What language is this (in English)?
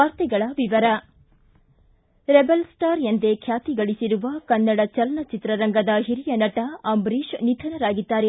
Kannada